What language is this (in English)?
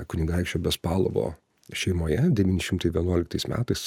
Lithuanian